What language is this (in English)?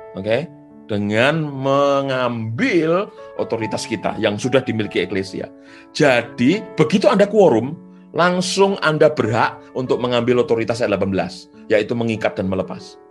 Indonesian